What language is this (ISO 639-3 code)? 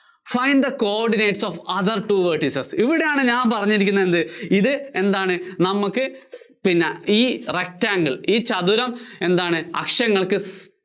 mal